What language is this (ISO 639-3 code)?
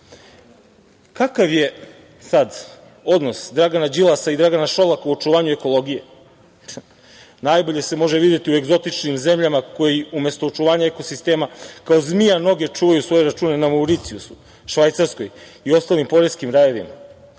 srp